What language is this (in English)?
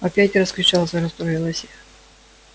Russian